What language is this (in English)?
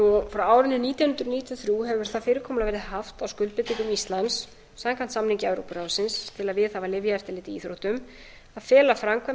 Icelandic